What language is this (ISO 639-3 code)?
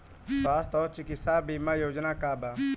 bho